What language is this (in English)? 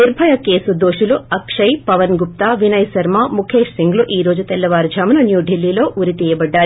Telugu